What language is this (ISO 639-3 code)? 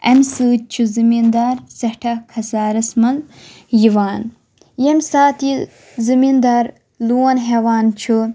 kas